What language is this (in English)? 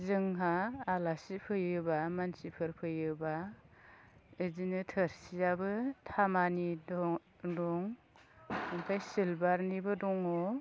Bodo